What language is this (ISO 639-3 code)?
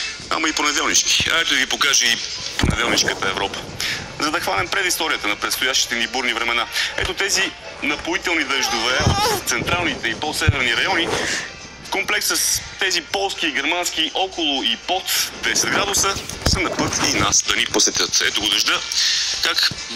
bul